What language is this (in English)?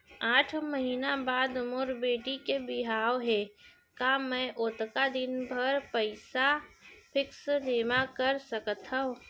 Chhattisgarhi